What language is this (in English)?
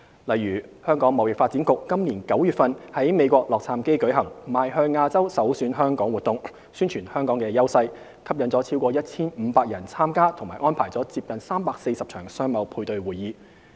Cantonese